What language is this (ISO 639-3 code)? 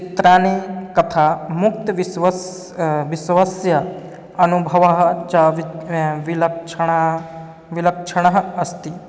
san